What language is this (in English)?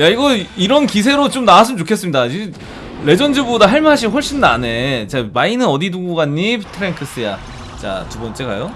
Korean